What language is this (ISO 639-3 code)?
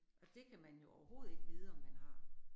dan